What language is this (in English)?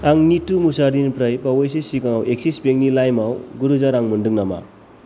Bodo